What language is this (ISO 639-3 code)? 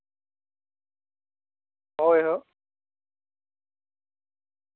sat